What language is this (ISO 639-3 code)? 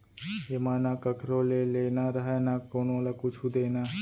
hne